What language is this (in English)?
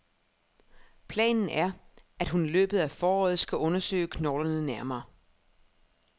Danish